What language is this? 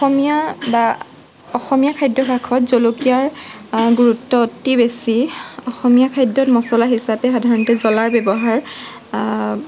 Assamese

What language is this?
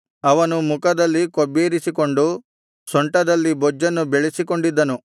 Kannada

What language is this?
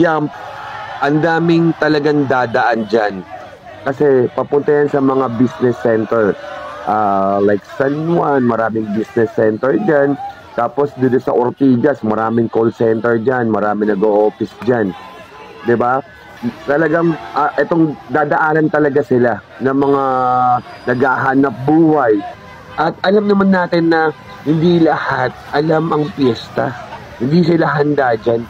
Filipino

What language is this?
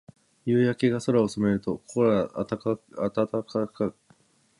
Japanese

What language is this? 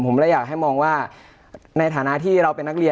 Thai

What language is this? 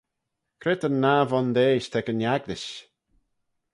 Manx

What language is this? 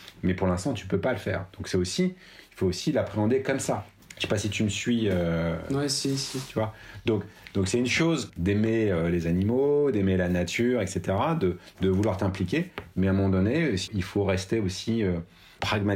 French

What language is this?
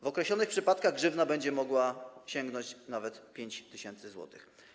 Polish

